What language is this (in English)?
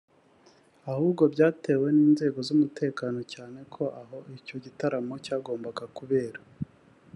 Kinyarwanda